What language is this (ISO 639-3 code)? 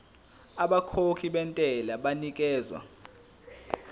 zul